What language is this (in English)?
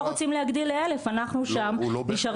Hebrew